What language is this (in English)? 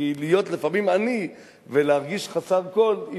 Hebrew